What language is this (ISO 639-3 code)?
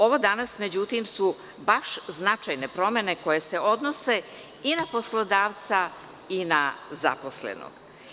srp